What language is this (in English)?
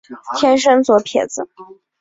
Chinese